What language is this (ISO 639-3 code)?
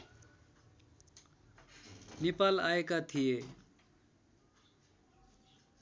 nep